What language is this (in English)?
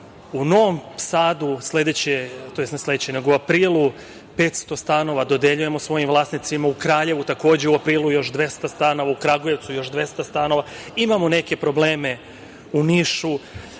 Serbian